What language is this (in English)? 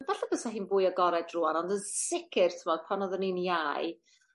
Welsh